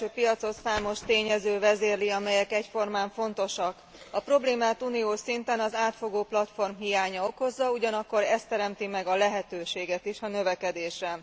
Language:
Hungarian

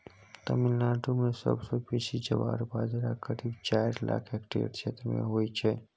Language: Maithili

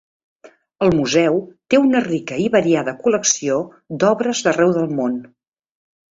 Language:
Catalan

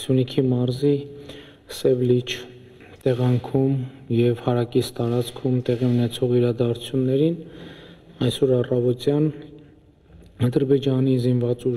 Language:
Romanian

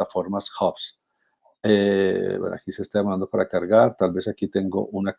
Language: Spanish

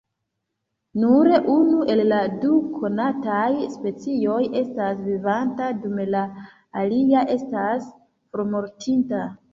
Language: Esperanto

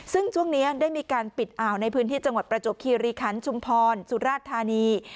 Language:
Thai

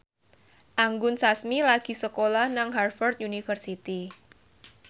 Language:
Javanese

